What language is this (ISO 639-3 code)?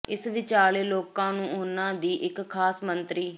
pan